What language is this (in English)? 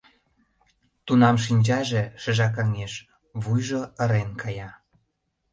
Mari